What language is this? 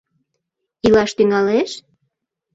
Mari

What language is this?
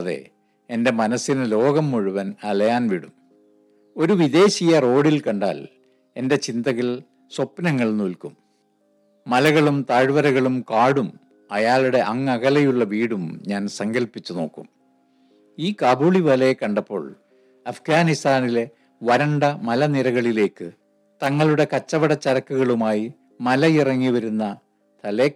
Malayalam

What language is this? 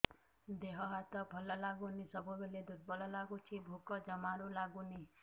Odia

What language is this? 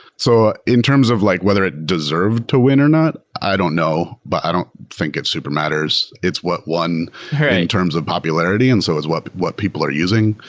English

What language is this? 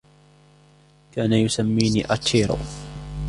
Arabic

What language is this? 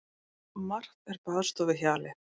Icelandic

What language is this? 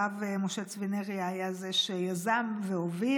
Hebrew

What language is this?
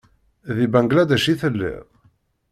Kabyle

